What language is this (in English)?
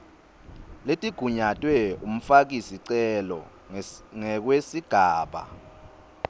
Swati